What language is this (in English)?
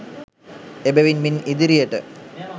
Sinhala